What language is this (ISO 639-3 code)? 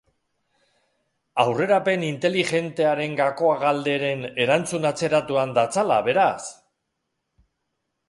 eus